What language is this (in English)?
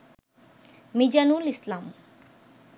Bangla